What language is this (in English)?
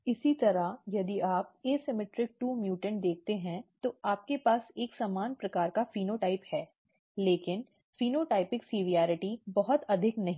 Hindi